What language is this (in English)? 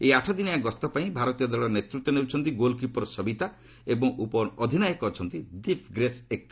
Odia